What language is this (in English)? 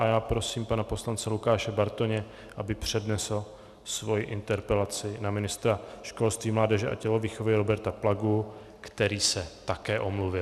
Czech